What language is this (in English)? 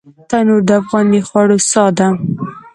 Pashto